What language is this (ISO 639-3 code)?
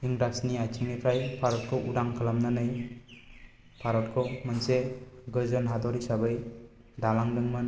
brx